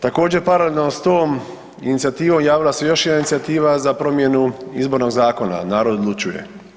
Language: Croatian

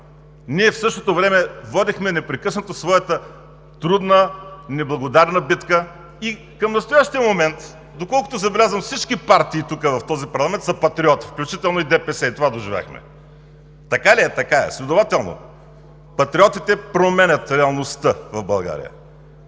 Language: Bulgarian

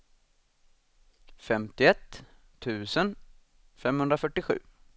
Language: Swedish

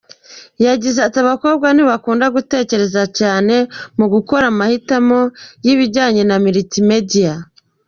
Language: Kinyarwanda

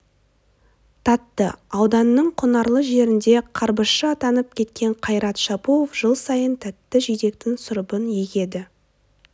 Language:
Kazakh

